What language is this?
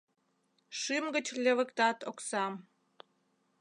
Mari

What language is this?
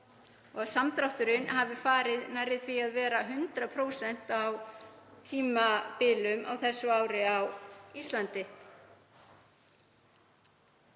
Icelandic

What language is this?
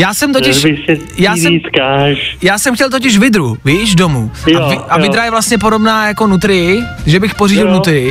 Czech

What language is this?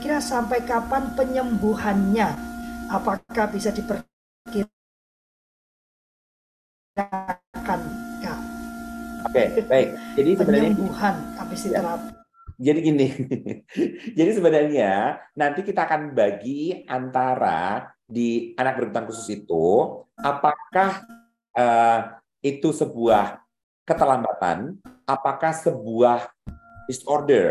Indonesian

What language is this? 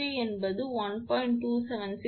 Tamil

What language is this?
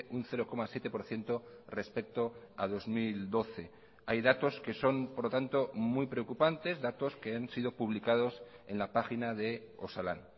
Spanish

